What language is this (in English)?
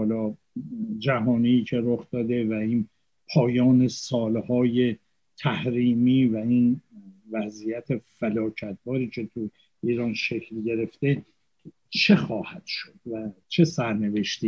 Persian